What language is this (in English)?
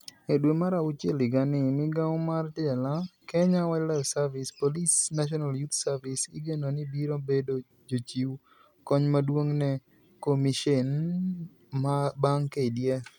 Luo (Kenya and Tanzania)